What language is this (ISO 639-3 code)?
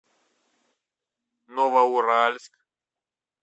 rus